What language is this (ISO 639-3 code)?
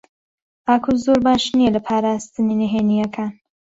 ckb